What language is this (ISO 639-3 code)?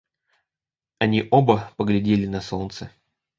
rus